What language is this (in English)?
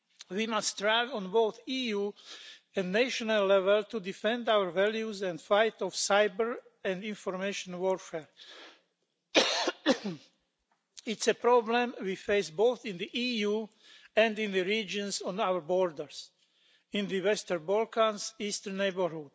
English